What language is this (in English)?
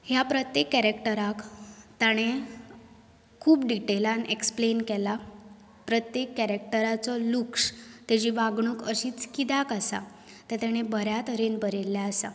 Konkani